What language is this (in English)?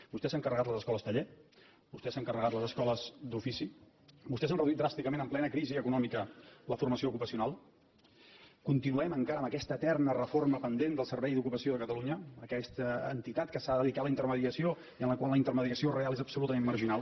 Catalan